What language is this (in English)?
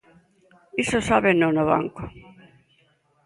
Galician